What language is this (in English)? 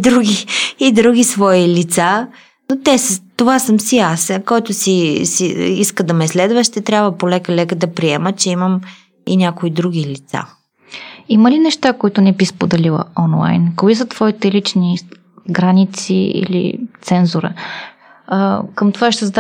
Bulgarian